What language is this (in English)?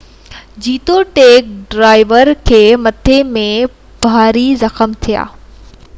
Sindhi